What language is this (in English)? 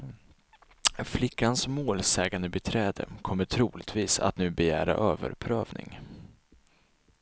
Swedish